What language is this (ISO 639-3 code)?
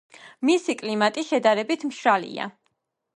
kat